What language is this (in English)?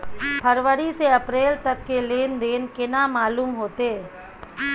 Maithili